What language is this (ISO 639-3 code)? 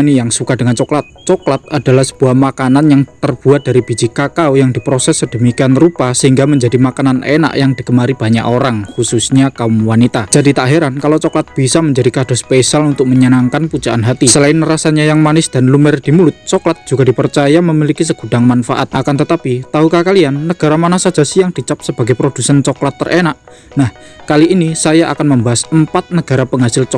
ind